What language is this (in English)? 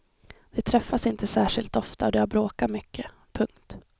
Swedish